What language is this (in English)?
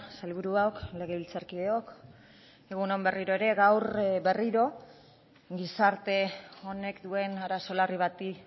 Basque